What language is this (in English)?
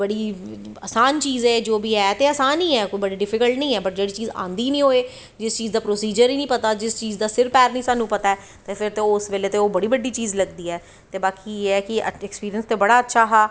Dogri